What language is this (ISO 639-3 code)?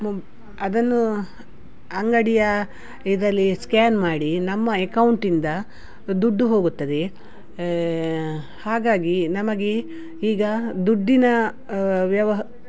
kan